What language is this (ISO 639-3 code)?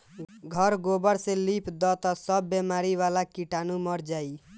bho